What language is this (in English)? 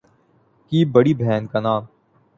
Urdu